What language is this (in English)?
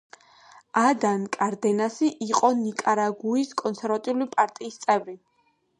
Georgian